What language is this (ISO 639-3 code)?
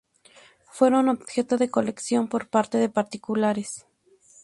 spa